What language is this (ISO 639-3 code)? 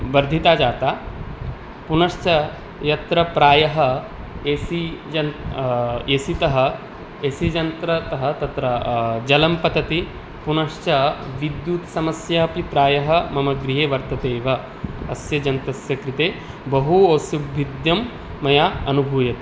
san